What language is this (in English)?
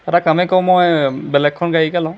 Assamese